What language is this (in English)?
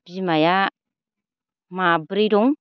Bodo